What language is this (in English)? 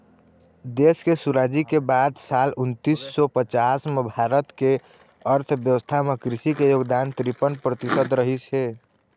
Chhattisgarhi